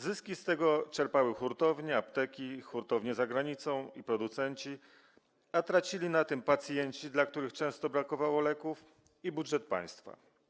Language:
Polish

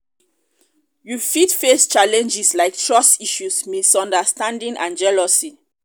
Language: Nigerian Pidgin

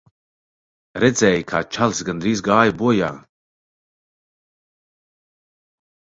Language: Latvian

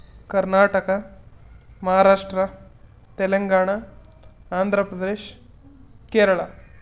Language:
Kannada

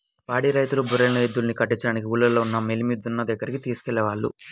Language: Telugu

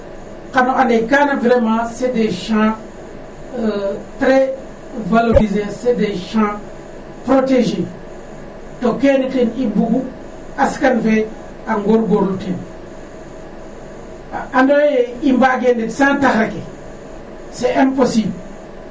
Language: Serer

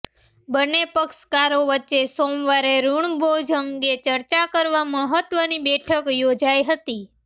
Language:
Gujarati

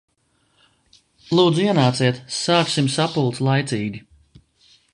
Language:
Latvian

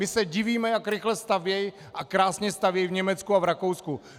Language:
Czech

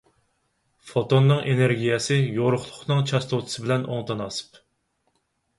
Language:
Uyghur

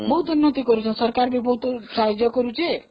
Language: Odia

